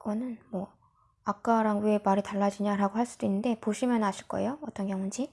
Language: Korean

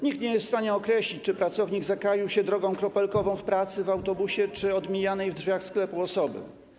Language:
Polish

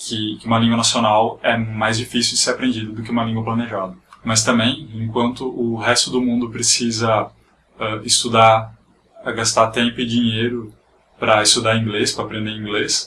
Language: Portuguese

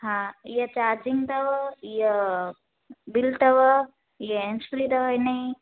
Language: Sindhi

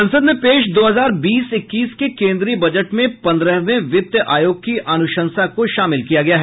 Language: Hindi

